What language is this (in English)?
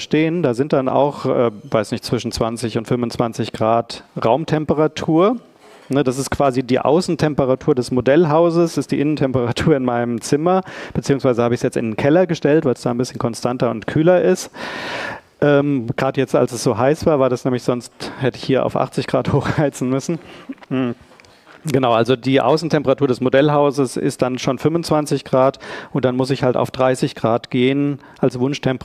German